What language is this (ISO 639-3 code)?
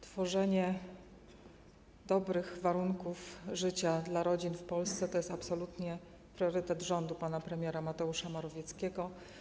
pol